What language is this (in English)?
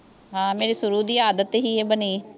Punjabi